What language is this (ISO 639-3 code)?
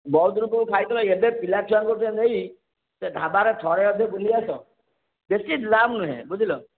ori